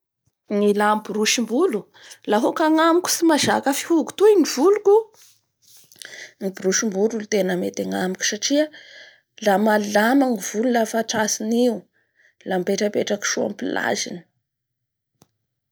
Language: Bara Malagasy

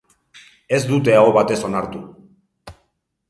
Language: Basque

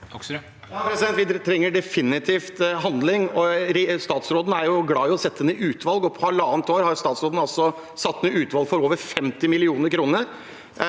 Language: Norwegian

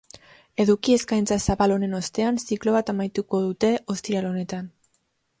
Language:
Basque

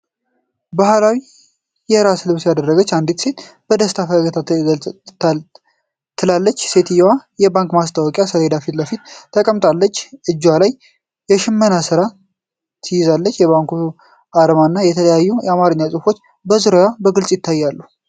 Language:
Amharic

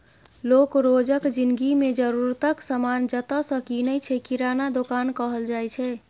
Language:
Maithili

